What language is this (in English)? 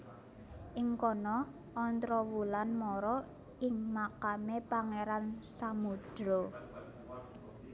Javanese